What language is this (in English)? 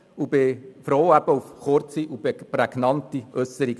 Swiss German